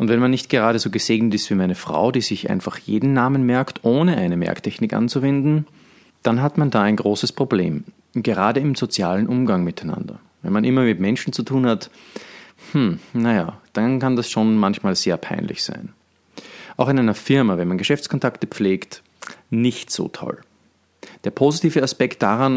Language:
German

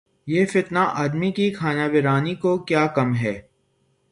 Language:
Urdu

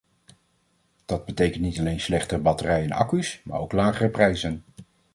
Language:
Dutch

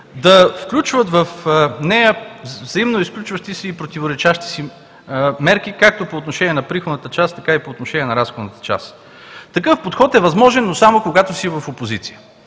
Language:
Bulgarian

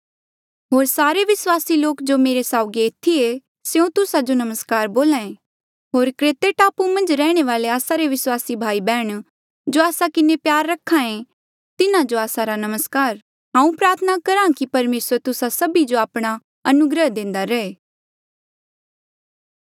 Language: Mandeali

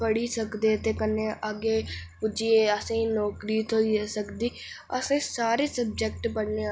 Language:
Dogri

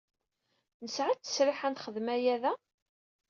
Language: Kabyle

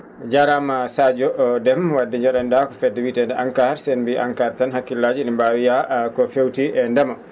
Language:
Fula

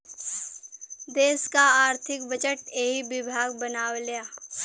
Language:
Bhojpuri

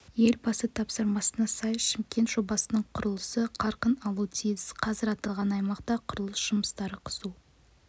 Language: Kazakh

